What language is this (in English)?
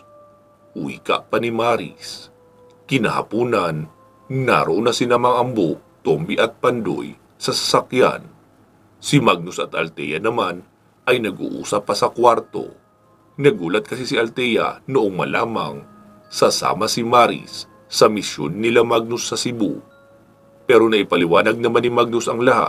Filipino